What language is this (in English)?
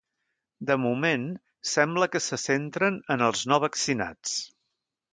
Catalan